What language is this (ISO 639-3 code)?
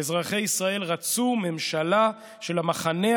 heb